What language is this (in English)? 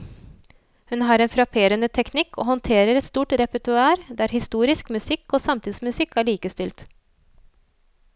Norwegian